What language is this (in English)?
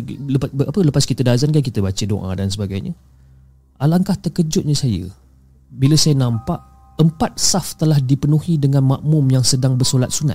Malay